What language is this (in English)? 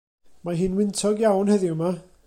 Welsh